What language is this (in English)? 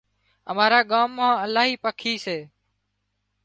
Wadiyara Koli